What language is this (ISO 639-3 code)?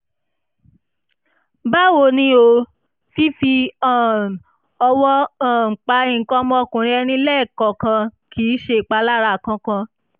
yor